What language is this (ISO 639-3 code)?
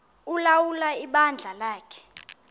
xho